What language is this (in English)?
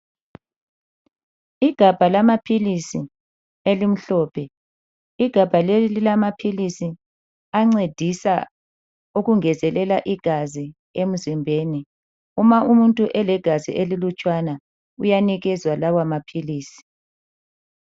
North Ndebele